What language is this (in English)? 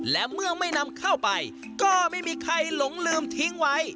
Thai